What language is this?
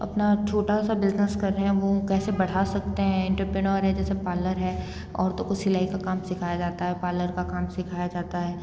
Hindi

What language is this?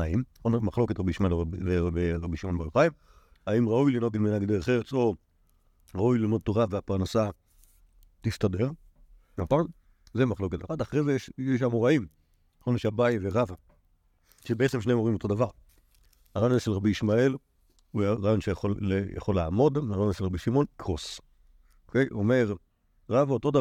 Hebrew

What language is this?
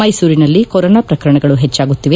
Kannada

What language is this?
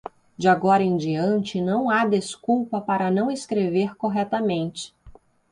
Portuguese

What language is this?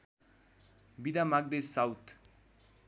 Nepali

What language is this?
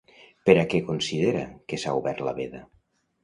Catalan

